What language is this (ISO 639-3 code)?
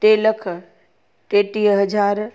snd